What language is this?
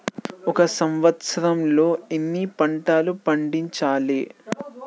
Telugu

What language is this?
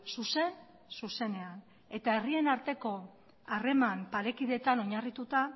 Basque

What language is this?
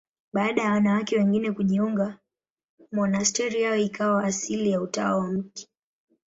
Swahili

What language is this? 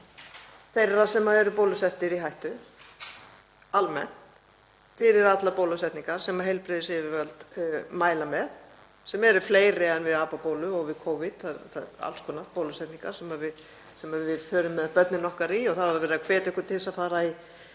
Icelandic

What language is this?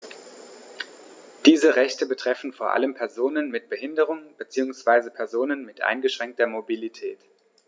German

